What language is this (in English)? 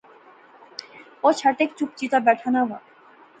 Pahari-Potwari